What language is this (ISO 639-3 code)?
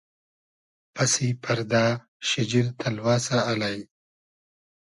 haz